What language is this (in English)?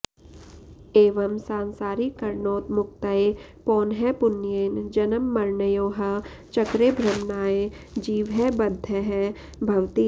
Sanskrit